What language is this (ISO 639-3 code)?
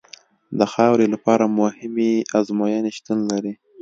pus